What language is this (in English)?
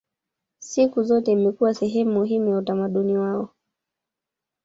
Swahili